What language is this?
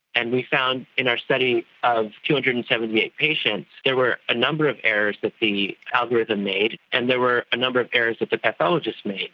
English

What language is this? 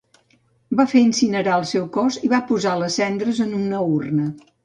Catalan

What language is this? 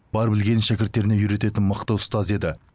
Kazakh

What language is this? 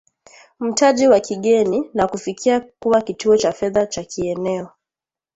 Swahili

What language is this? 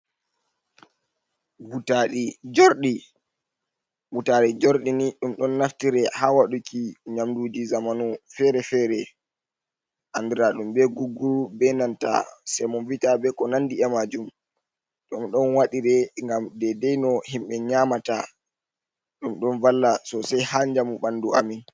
Fula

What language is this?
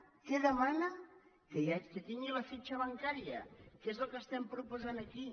Catalan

